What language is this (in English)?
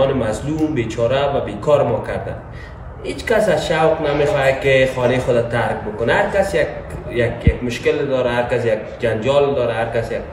Persian